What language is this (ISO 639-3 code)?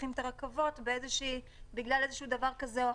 heb